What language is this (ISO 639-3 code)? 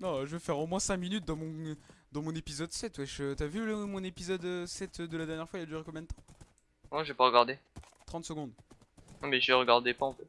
fra